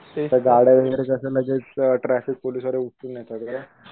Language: Marathi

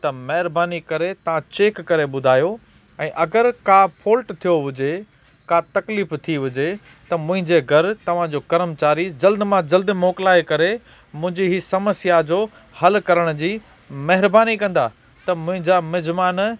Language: Sindhi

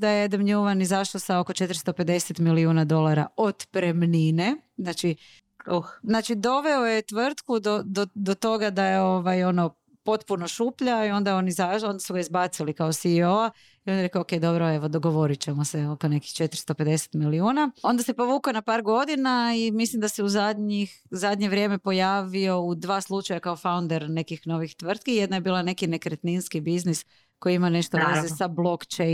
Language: Croatian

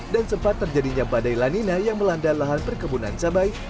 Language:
Indonesian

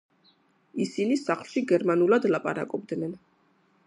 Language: Georgian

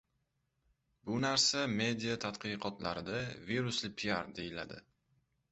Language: Uzbek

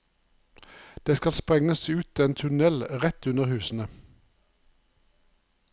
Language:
Norwegian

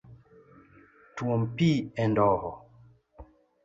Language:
Luo (Kenya and Tanzania)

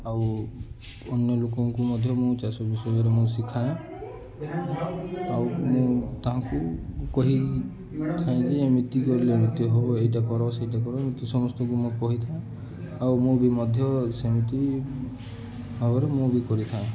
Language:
Odia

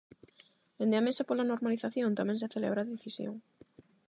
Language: Galician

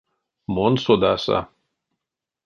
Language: Erzya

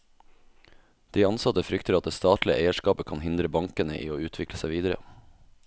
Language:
Norwegian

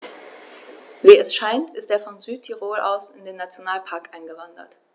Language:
German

